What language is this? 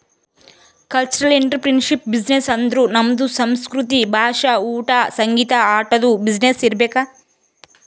Kannada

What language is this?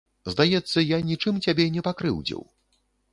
Belarusian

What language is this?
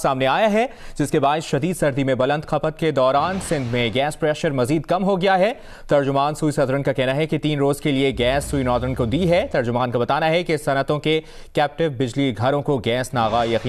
Urdu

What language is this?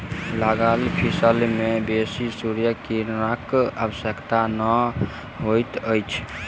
Maithili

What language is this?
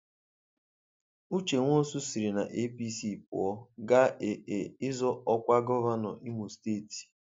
Igbo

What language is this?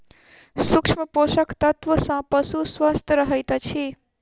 Maithili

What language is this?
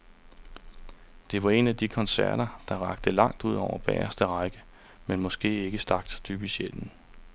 Danish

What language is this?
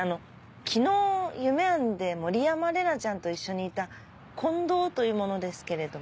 Japanese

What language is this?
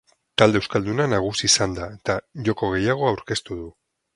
Basque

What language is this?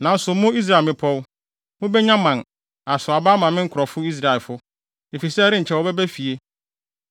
Akan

